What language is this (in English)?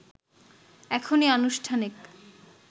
Bangla